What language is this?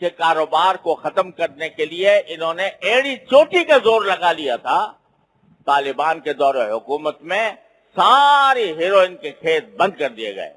Urdu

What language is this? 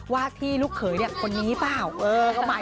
Thai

